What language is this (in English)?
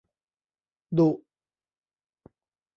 Thai